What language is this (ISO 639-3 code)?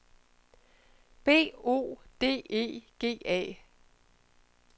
dan